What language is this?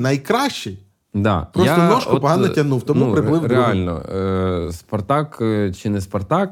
Ukrainian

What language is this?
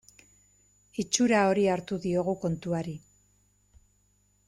Basque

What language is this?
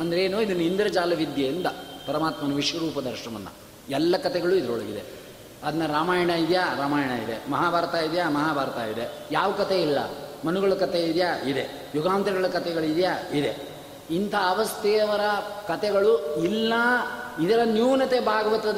Kannada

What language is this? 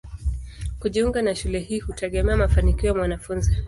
Swahili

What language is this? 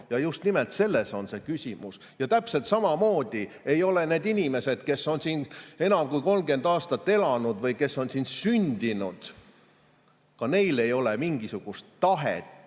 Estonian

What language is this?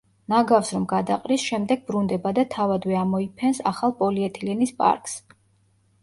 Georgian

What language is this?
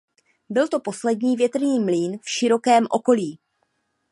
Czech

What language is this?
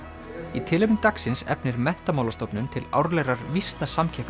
Icelandic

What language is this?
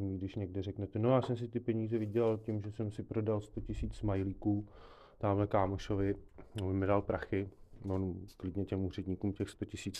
Czech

